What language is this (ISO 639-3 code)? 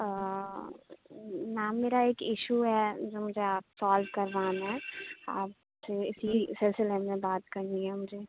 urd